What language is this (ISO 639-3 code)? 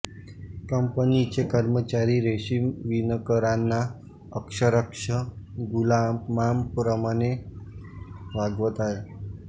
mar